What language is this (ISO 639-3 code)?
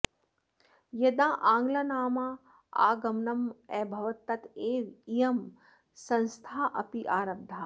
san